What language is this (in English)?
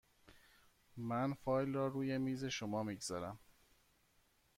Persian